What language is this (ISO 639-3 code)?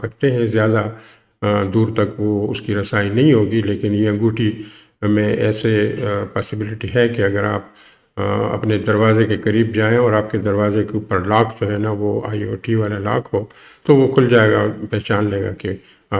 urd